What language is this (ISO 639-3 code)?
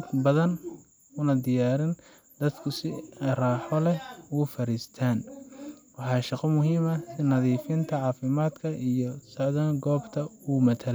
som